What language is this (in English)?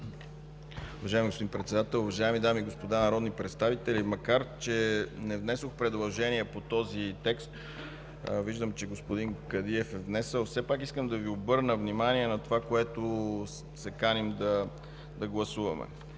Bulgarian